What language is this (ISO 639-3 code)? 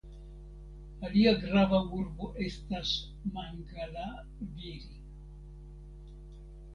epo